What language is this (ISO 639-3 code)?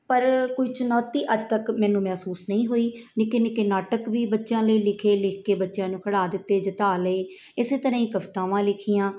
pan